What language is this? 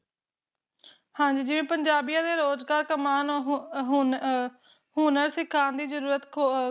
Punjabi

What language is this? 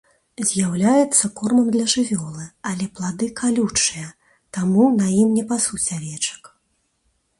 Belarusian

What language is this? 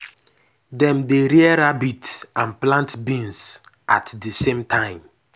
Nigerian Pidgin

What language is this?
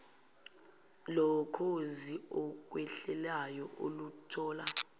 Zulu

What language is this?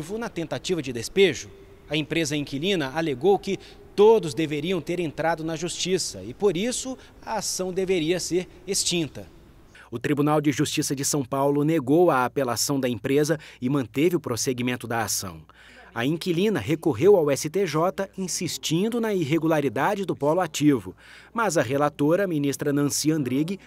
Portuguese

